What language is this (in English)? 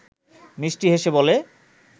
Bangla